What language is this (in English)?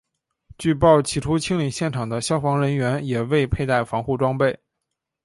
Chinese